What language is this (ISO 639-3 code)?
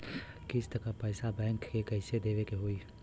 bho